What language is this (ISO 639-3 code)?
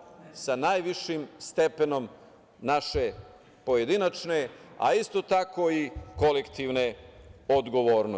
srp